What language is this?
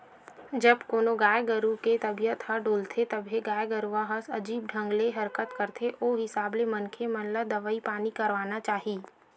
Chhattisgarhi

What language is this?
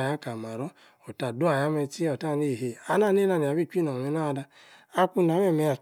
Yace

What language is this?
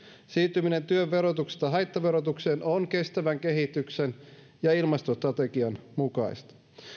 Finnish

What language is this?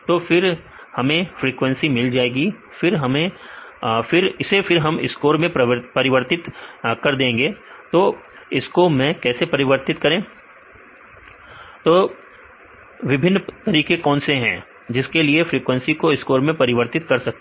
Hindi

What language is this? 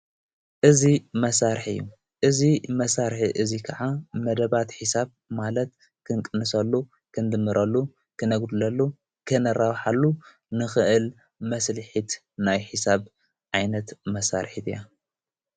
Tigrinya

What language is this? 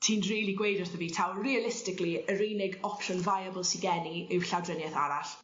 Welsh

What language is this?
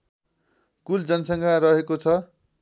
Nepali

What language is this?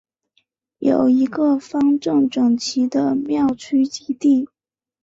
Chinese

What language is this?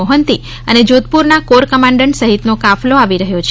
Gujarati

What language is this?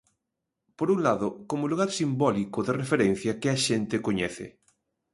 Galician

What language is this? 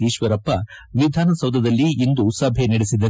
Kannada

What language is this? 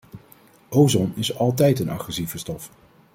Dutch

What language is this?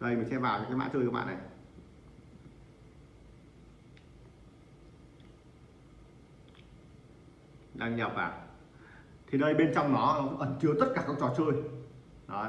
Vietnamese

